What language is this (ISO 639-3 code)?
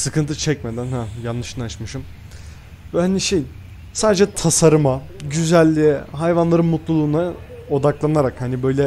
tur